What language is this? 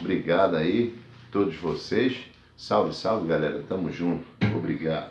Portuguese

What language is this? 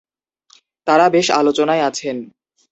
Bangla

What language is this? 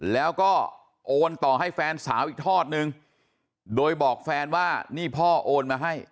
Thai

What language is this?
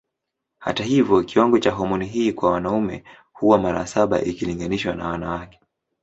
Swahili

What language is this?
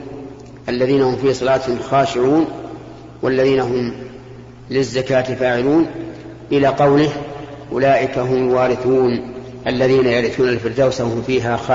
Arabic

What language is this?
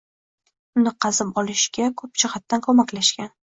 Uzbek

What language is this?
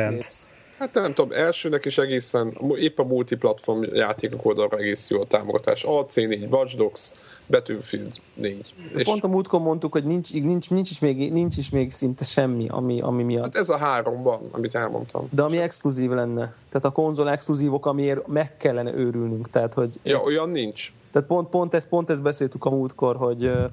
Hungarian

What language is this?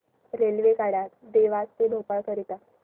Marathi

